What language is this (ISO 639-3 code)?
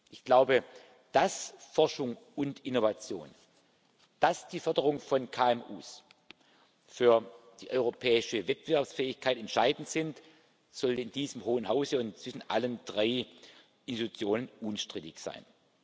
deu